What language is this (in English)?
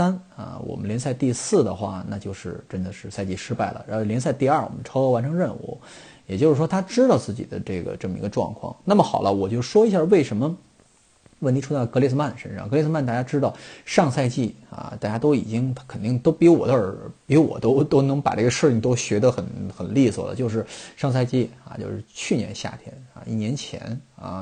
Chinese